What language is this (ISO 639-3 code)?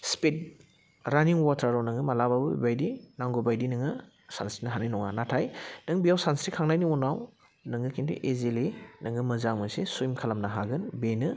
brx